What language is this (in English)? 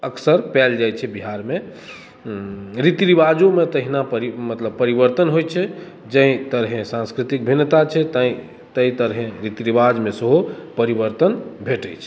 Maithili